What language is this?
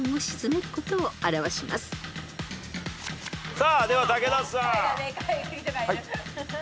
Japanese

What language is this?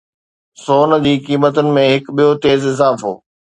Sindhi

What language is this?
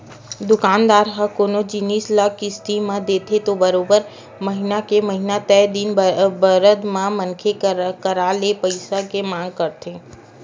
Chhattisgarhi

